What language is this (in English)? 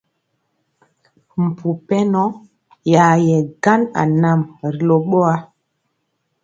Mpiemo